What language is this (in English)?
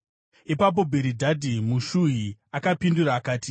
Shona